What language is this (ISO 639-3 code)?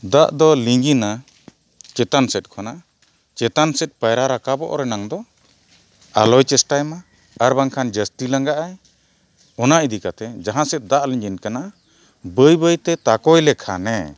sat